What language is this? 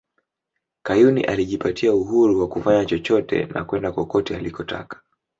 Swahili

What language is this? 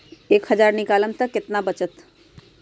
Magahi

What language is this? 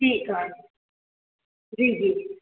Sindhi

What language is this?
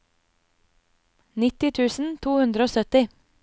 Norwegian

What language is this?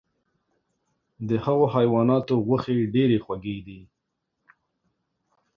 Pashto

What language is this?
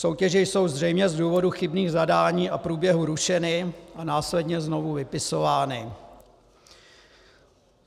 Czech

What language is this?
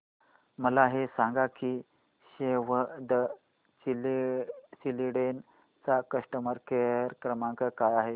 Marathi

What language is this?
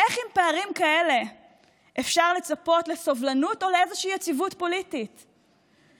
Hebrew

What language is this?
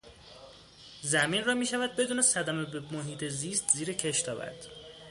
Persian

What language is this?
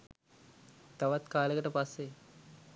Sinhala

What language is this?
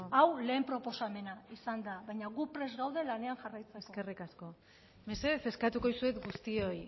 Basque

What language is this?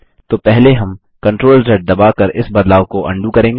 Hindi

